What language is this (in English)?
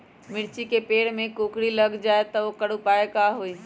Magahi